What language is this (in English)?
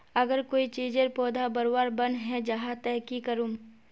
Magahi